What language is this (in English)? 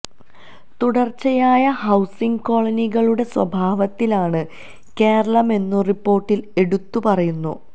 Malayalam